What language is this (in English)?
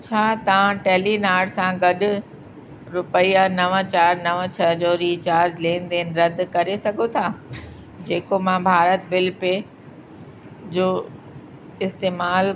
Sindhi